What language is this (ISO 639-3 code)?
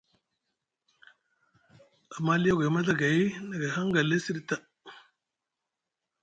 mug